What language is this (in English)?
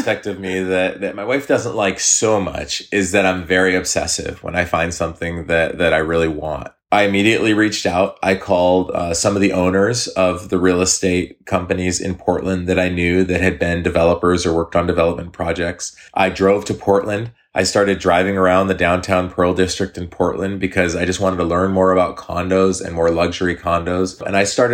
English